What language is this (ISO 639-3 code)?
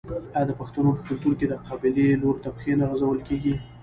pus